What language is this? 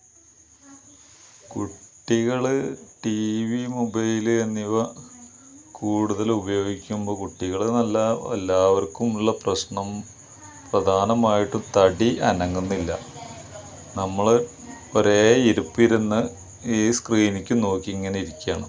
Malayalam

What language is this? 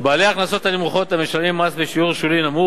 Hebrew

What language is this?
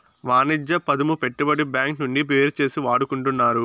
Telugu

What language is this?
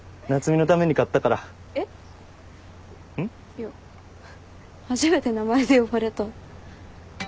Japanese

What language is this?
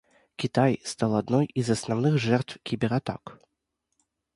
Russian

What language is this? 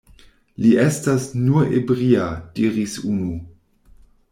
Esperanto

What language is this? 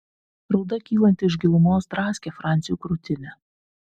Lithuanian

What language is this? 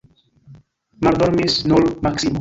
Esperanto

